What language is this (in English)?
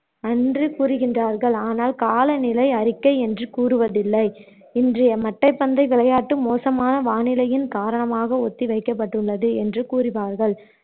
Tamil